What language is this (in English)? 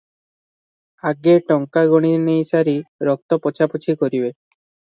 Odia